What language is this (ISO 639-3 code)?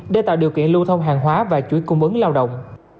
vie